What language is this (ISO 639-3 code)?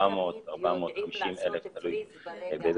heb